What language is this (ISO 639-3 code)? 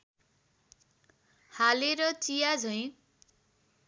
nep